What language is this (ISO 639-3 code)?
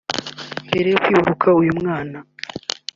kin